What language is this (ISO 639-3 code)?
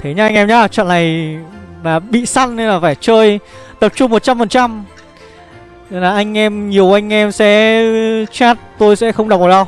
vie